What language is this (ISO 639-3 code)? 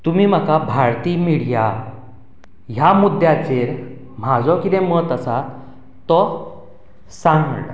kok